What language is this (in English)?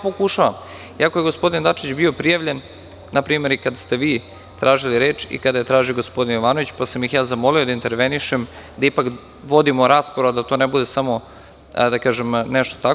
Serbian